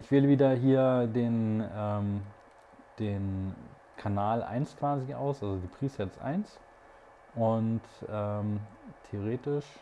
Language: German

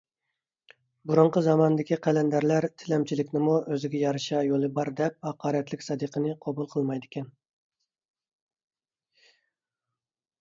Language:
Uyghur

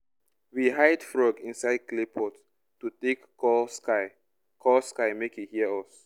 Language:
Nigerian Pidgin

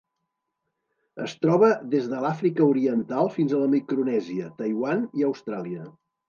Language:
Catalan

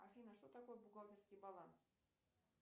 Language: Russian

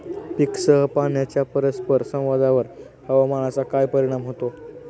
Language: Marathi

